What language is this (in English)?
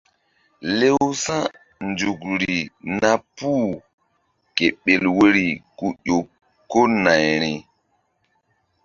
Mbum